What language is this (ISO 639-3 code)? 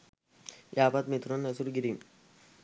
sin